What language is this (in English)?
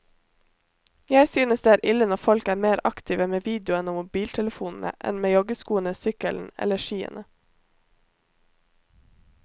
Norwegian